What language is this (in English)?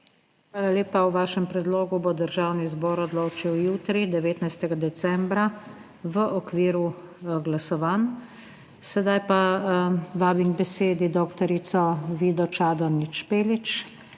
Slovenian